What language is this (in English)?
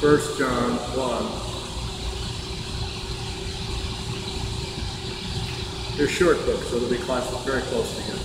English